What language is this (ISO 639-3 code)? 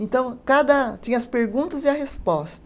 por